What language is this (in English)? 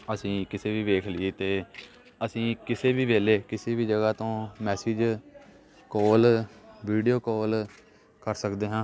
Punjabi